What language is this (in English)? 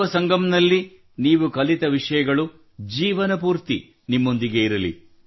Kannada